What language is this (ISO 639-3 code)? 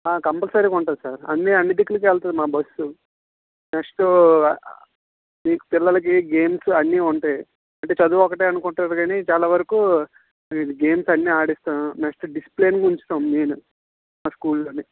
tel